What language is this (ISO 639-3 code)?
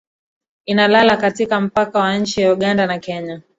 swa